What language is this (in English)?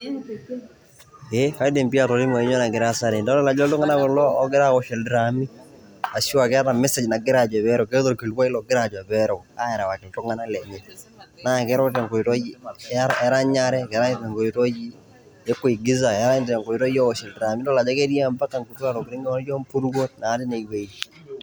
Masai